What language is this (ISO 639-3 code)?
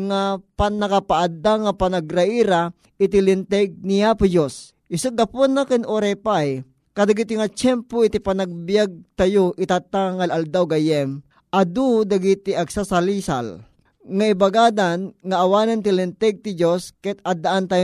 fil